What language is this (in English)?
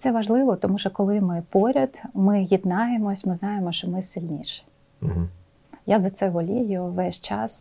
Ukrainian